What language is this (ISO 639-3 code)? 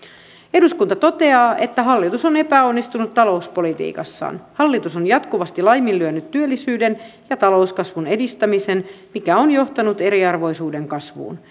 fin